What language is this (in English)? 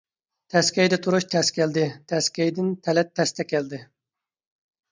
Uyghur